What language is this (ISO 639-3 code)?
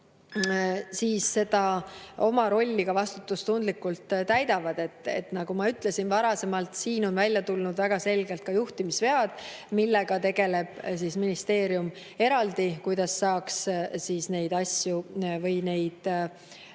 est